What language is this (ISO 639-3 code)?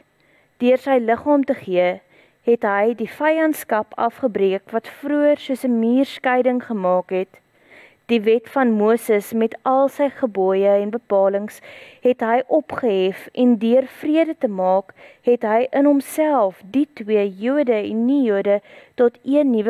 nld